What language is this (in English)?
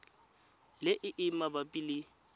Tswana